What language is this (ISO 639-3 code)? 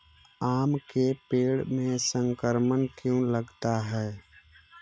mag